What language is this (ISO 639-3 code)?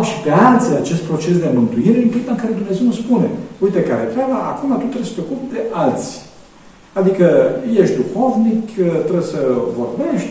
ron